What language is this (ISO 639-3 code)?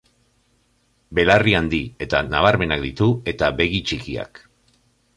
eus